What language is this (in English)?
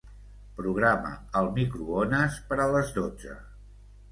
Catalan